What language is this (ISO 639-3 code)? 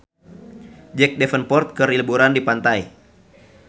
sun